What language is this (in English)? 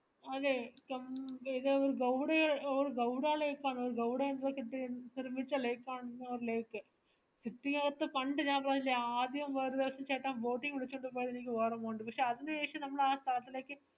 Malayalam